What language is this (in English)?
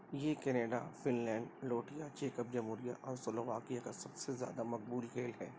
Urdu